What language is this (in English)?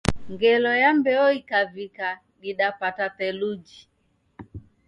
Taita